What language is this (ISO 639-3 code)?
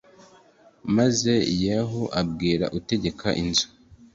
kin